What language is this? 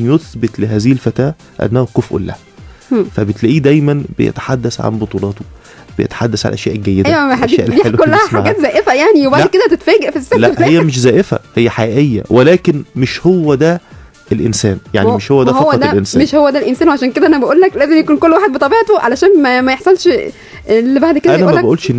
Arabic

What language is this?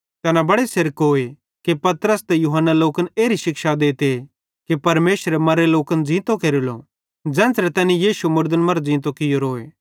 Bhadrawahi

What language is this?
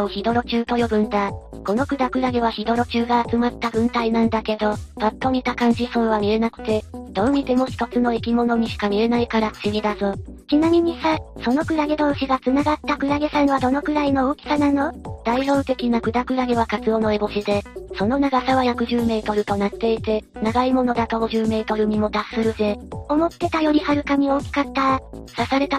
Japanese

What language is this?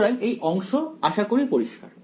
Bangla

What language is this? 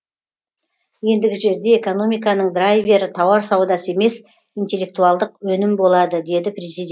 Kazakh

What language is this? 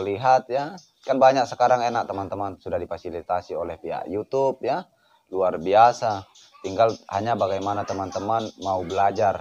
Indonesian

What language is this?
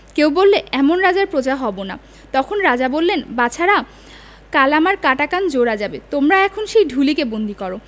Bangla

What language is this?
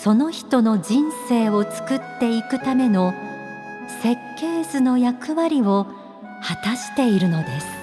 Japanese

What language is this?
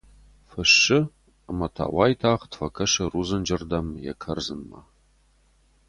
Ossetic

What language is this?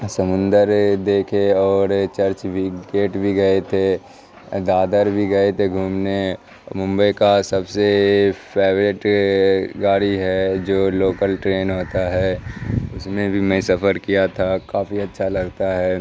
Urdu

